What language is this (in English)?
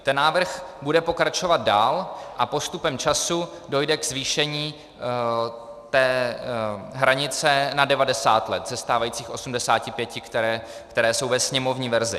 Czech